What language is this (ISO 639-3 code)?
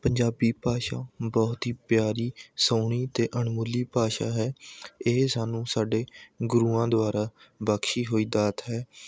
pan